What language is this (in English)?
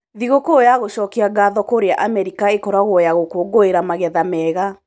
Kikuyu